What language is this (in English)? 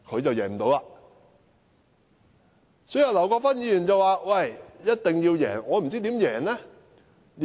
Cantonese